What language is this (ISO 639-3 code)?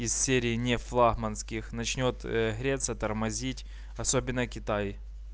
rus